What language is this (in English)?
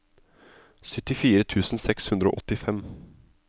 Norwegian